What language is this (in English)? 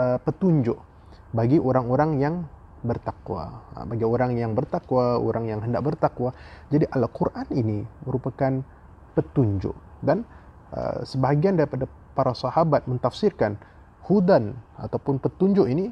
Malay